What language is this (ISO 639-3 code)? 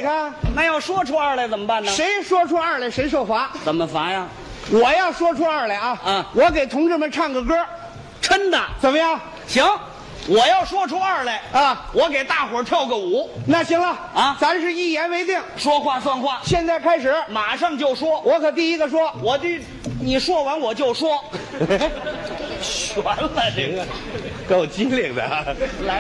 zho